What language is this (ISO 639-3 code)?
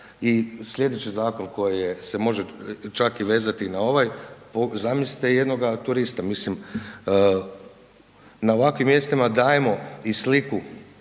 hrv